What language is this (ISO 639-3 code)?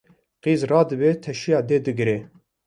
kur